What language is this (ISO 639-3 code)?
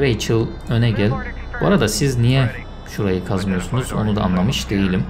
tur